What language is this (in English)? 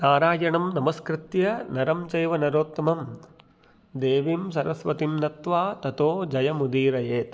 Sanskrit